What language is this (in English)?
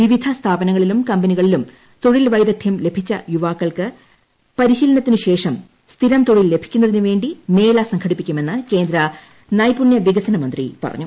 Malayalam